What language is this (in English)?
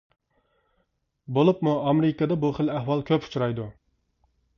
Uyghur